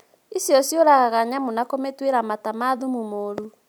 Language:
Kikuyu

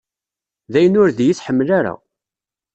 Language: Kabyle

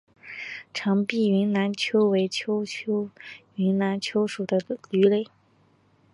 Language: Chinese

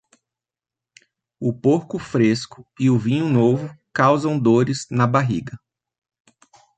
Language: Portuguese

